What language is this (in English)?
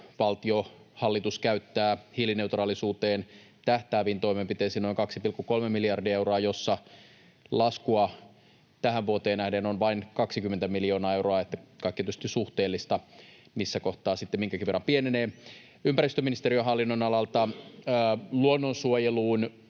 Finnish